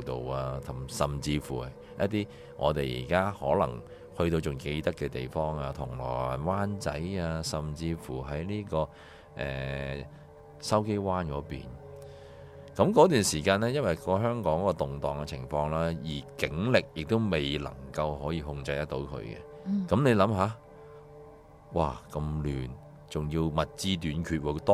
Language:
Chinese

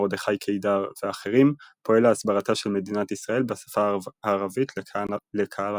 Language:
Hebrew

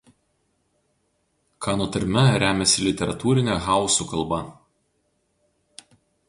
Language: Lithuanian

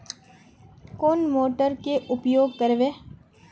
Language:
Magahi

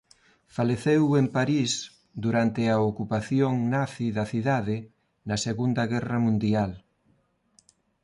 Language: Galician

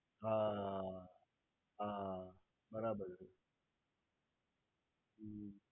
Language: Gujarati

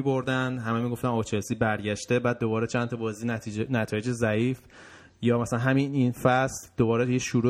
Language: Persian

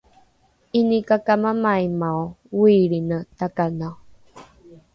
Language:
Rukai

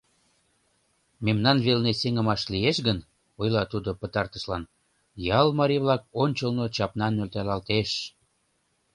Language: Mari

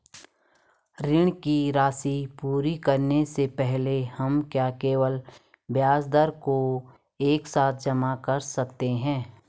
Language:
Hindi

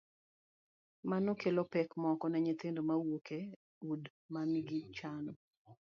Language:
Luo (Kenya and Tanzania)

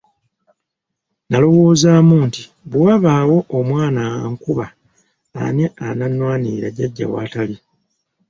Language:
Ganda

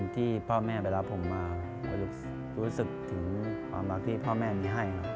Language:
Thai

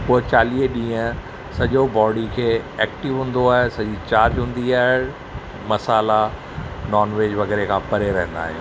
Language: Sindhi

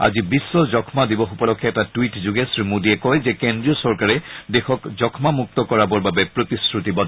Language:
Assamese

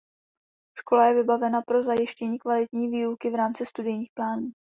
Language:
Czech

